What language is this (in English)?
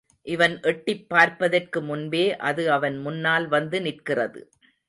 Tamil